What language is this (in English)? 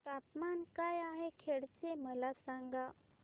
Marathi